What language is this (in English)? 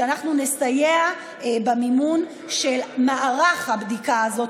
Hebrew